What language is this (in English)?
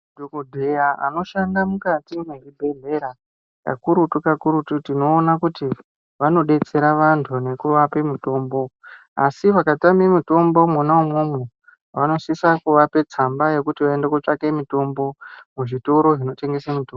Ndau